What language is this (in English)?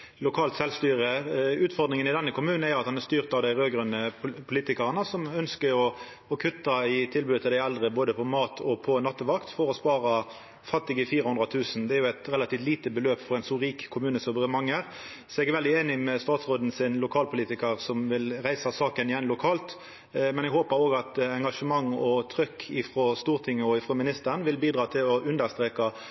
Norwegian Nynorsk